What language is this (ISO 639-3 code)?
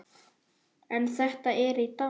isl